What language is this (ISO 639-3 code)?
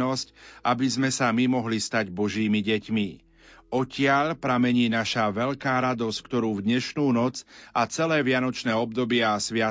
slk